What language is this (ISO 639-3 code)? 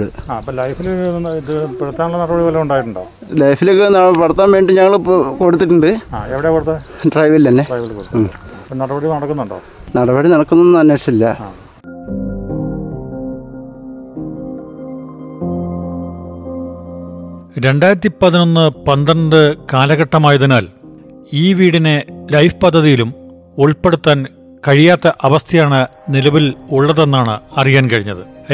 mal